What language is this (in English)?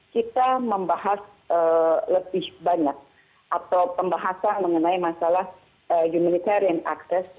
Indonesian